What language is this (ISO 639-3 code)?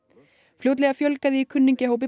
isl